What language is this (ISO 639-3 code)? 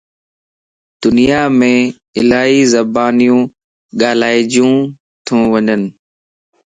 lss